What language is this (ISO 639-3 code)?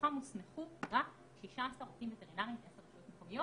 heb